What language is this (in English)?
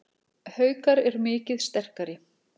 Icelandic